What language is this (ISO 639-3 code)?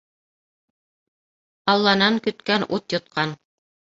bak